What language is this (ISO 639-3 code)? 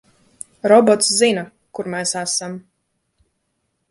lav